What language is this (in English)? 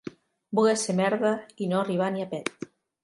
Catalan